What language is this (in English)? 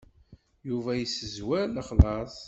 Kabyle